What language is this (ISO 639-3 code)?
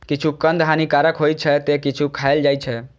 mai